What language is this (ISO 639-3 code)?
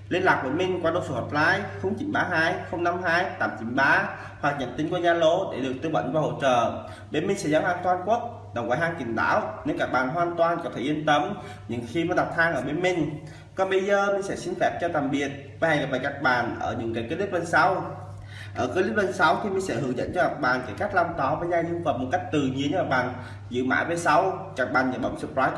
vie